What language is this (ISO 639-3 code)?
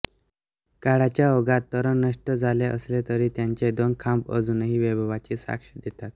mar